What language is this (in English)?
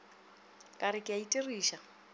Northern Sotho